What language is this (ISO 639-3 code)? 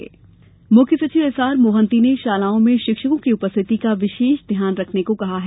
hin